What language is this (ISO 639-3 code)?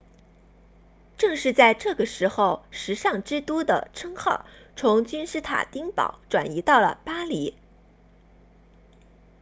zho